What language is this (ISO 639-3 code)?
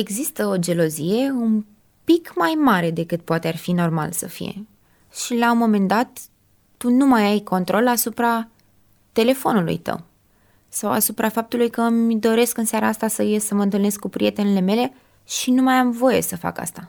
ron